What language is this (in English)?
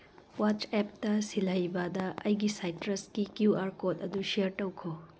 Manipuri